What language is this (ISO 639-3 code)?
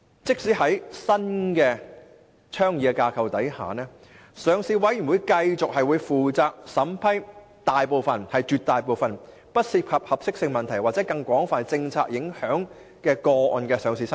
yue